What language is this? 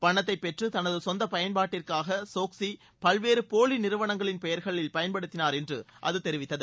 Tamil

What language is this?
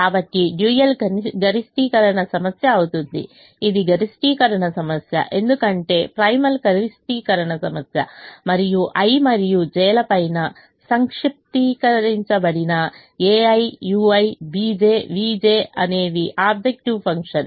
Telugu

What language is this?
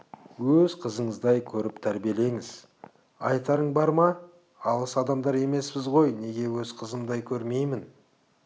Kazakh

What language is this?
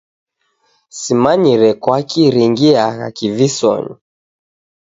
Taita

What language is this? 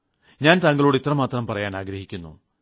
Malayalam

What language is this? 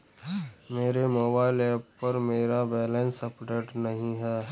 Hindi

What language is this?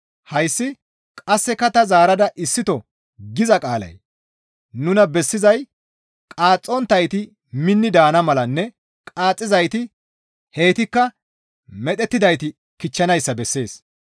Gamo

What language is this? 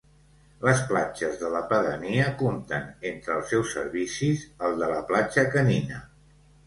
Catalan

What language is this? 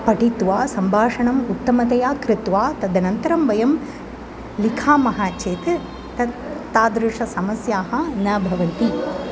Sanskrit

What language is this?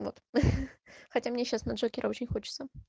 Russian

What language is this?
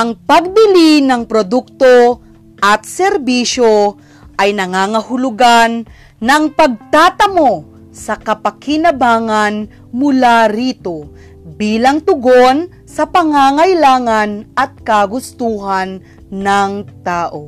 Filipino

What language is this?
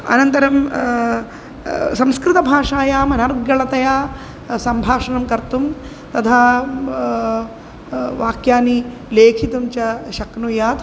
Sanskrit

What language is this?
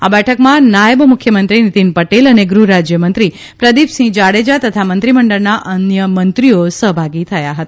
Gujarati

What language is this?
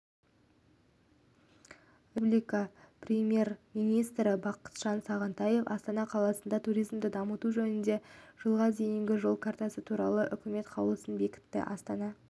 Kazakh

